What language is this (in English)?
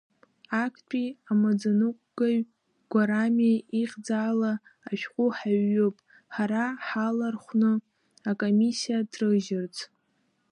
Abkhazian